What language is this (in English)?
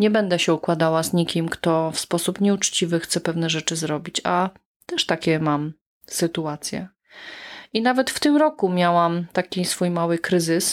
Polish